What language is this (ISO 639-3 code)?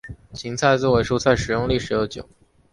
zho